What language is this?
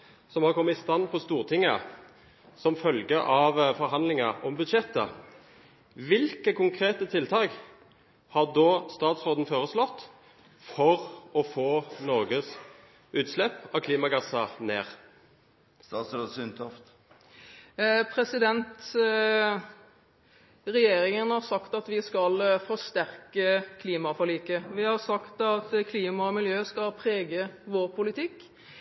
Norwegian Bokmål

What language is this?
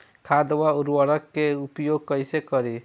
Bhojpuri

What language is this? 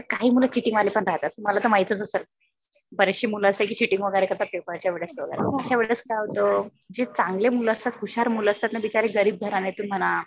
Marathi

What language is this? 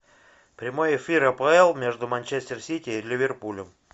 Russian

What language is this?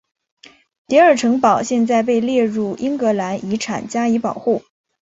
Chinese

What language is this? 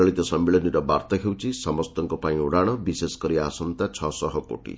Odia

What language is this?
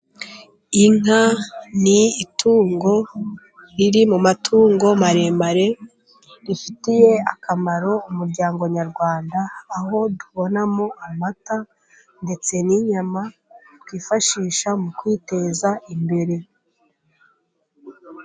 Kinyarwanda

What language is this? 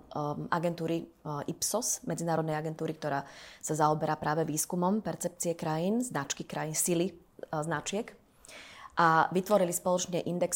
Slovak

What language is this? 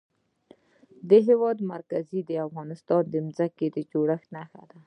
Pashto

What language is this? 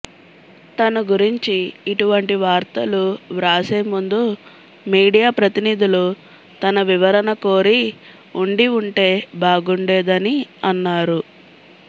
Telugu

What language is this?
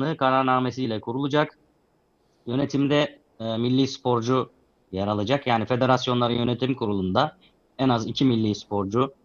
Turkish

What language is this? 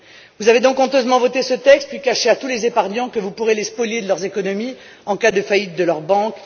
French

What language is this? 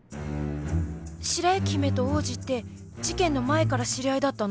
Japanese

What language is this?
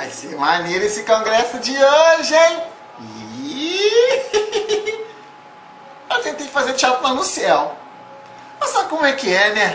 Portuguese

